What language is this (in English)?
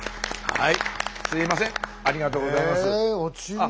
Japanese